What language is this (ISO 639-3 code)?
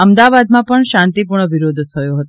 guj